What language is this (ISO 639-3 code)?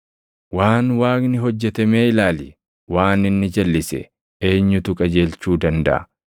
orm